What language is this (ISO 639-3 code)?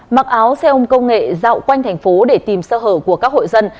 vie